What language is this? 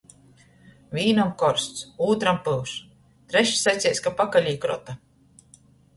Latgalian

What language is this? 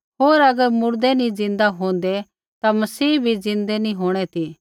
Kullu Pahari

